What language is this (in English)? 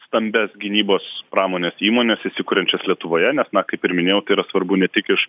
Lithuanian